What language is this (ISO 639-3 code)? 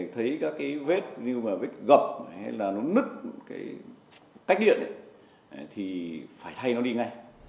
vie